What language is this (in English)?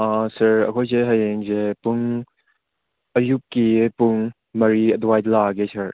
Manipuri